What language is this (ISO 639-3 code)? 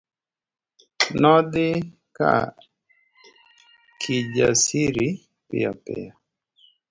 luo